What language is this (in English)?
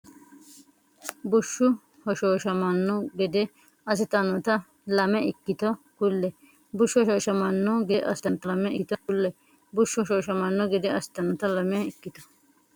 Sidamo